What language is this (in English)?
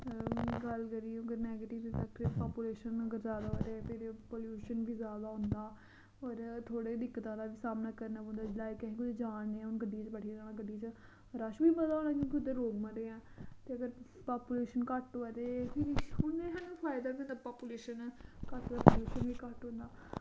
Dogri